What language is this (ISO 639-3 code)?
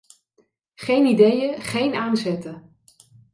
nld